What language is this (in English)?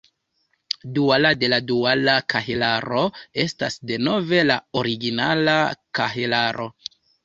Esperanto